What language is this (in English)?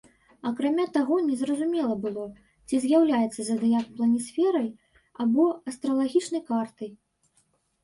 Belarusian